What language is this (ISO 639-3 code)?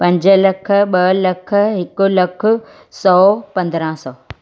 snd